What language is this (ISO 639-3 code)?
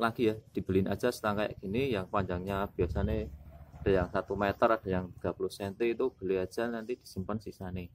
ind